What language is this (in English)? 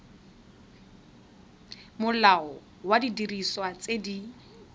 Tswana